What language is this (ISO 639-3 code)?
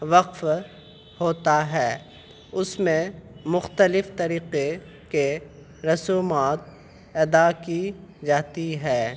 urd